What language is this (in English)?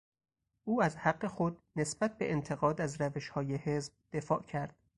Persian